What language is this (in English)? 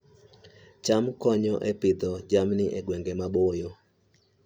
Luo (Kenya and Tanzania)